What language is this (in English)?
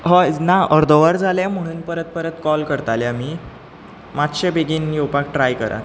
Konkani